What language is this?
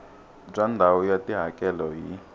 Tsonga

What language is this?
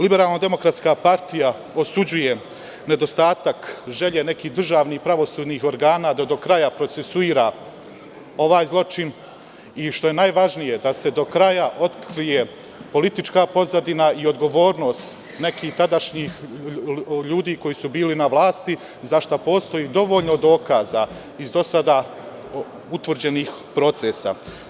Serbian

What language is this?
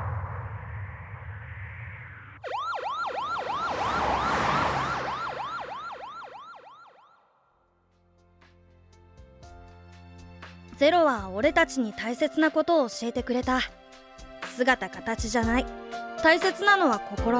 Japanese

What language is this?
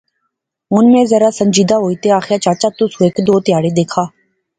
Pahari-Potwari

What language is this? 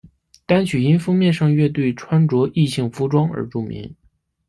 Chinese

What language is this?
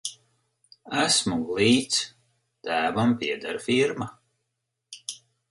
Latvian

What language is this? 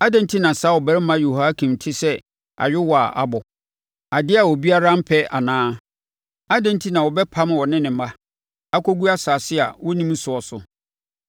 Akan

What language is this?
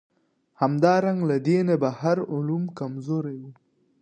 Pashto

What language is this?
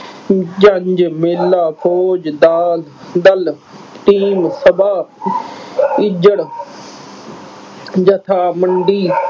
Punjabi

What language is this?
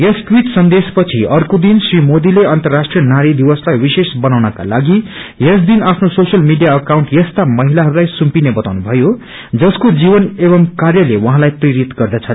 Nepali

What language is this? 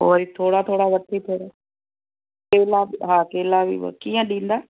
Sindhi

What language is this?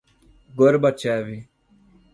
Portuguese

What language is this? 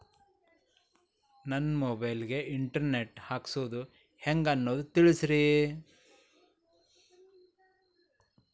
Kannada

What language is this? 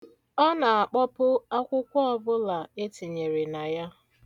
Igbo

